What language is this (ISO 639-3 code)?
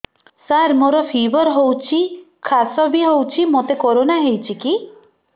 ori